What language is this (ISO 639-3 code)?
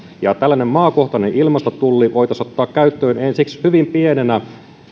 fin